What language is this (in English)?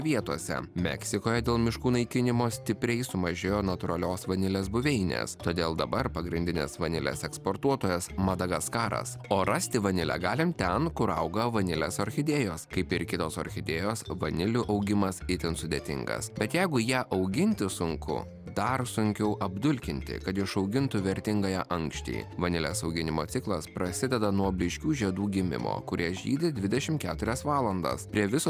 Lithuanian